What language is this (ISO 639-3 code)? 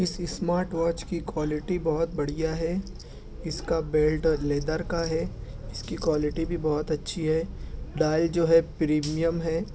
urd